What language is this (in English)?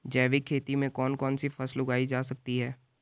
Hindi